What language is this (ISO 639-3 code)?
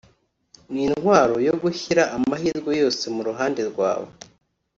kin